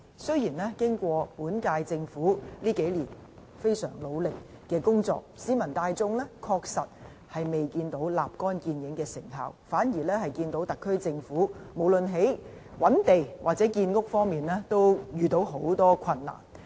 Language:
Cantonese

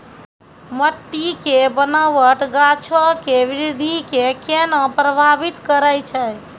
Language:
Maithili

